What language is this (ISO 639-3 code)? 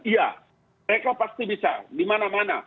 ind